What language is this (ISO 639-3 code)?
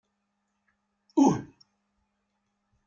kab